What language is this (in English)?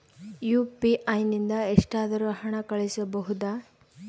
Kannada